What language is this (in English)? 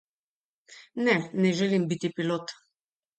Slovenian